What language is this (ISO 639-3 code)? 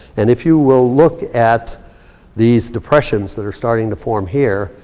eng